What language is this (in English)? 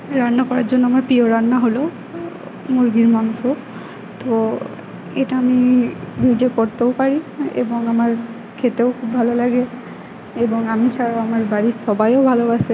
Bangla